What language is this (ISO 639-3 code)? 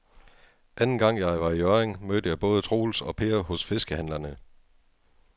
dan